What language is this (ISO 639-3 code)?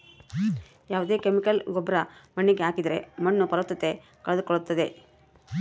kan